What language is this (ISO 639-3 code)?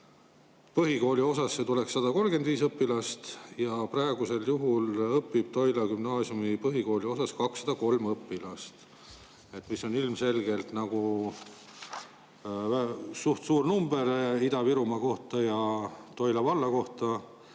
est